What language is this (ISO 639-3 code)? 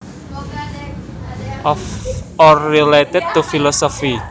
jav